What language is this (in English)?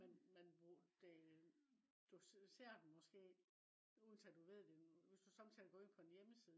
Danish